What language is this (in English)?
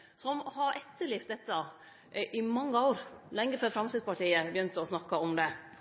Norwegian Nynorsk